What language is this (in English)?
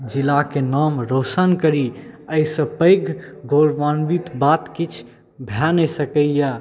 Maithili